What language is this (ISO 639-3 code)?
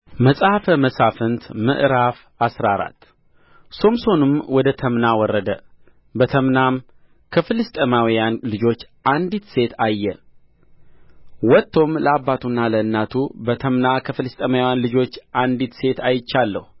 amh